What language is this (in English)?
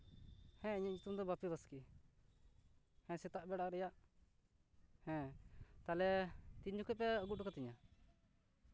Santali